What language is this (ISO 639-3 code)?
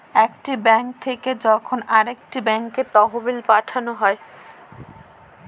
ben